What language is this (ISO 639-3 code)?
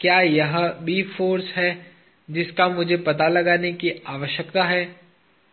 hin